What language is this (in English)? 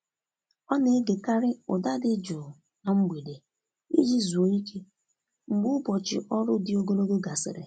Igbo